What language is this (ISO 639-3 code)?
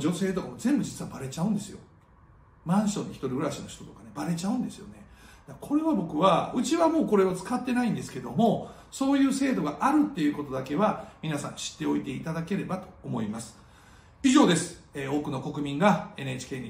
jpn